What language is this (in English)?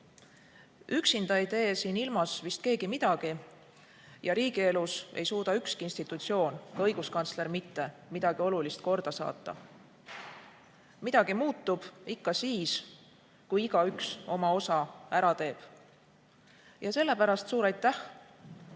Estonian